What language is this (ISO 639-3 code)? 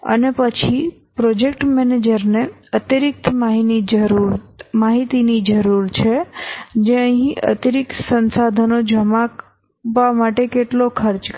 guj